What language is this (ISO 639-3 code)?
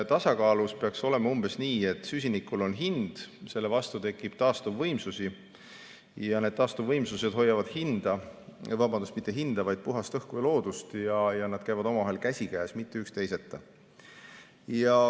est